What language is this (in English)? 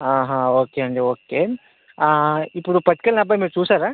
Telugu